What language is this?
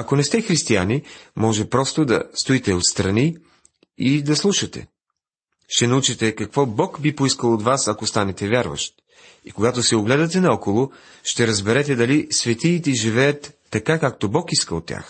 Bulgarian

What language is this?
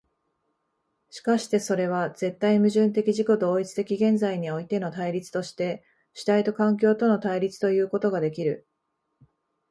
Japanese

